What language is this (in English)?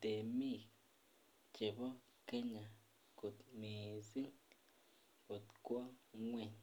Kalenjin